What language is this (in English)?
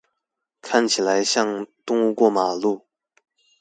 Chinese